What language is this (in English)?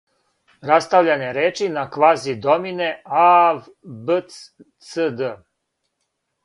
Serbian